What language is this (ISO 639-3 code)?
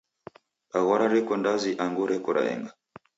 dav